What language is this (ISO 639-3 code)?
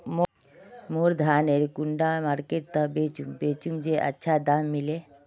mag